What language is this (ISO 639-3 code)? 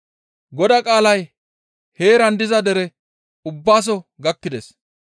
gmv